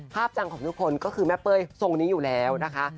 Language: Thai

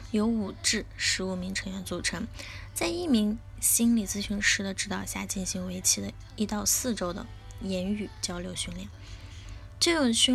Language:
Chinese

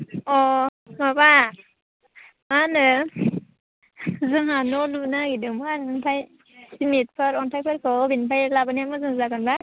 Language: Bodo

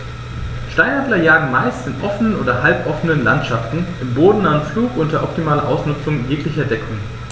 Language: German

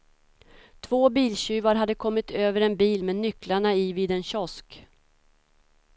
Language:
Swedish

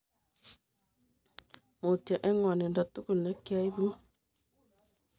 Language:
Kalenjin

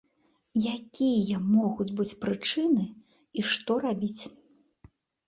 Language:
Belarusian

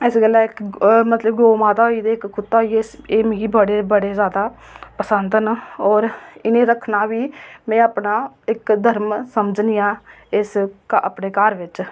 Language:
Dogri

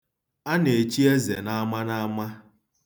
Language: Igbo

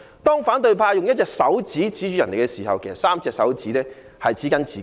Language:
Cantonese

